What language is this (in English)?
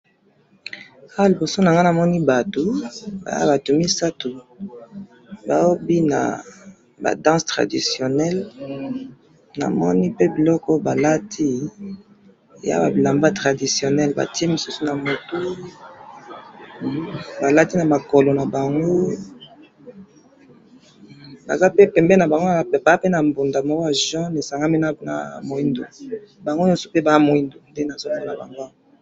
Lingala